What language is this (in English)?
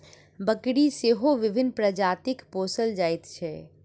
Maithili